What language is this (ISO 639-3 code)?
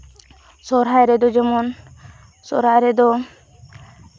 sat